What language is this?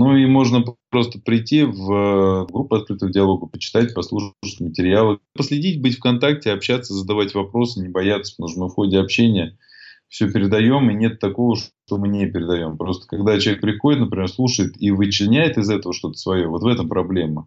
Russian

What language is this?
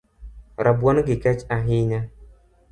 Luo (Kenya and Tanzania)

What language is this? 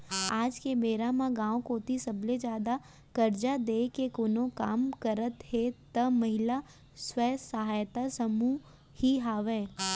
Chhattisgarhi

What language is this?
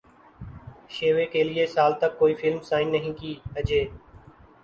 Urdu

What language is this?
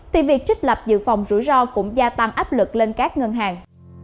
Vietnamese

